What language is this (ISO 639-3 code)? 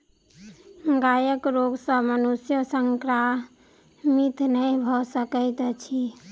mai